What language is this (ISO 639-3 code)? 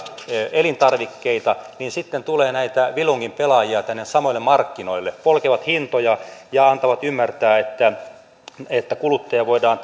fin